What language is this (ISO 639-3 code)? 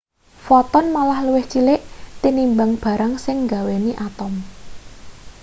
jav